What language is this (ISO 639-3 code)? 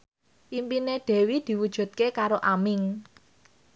jav